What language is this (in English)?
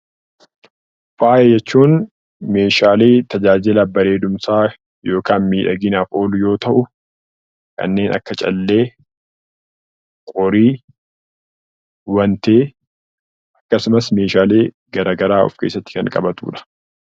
Oromo